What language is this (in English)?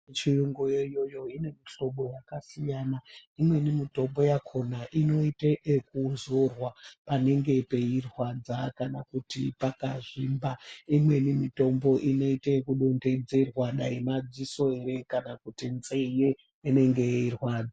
Ndau